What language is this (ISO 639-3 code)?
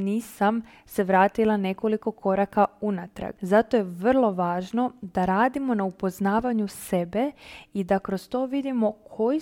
hrv